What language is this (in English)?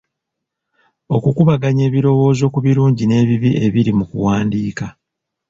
Ganda